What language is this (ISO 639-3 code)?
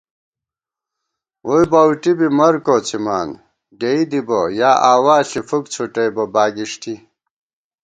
gwt